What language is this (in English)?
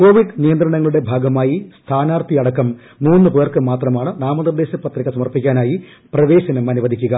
Malayalam